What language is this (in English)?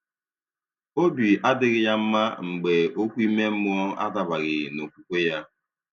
Igbo